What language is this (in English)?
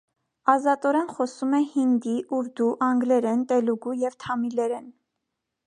Armenian